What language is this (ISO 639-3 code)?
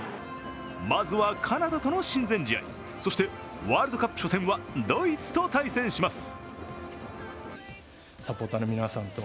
jpn